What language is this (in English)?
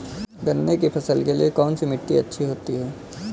Hindi